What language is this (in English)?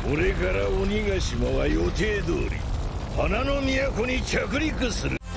Japanese